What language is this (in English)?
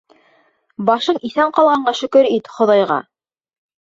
Bashkir